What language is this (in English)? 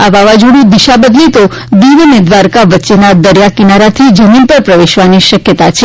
Gujarati